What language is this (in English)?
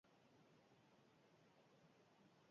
Basque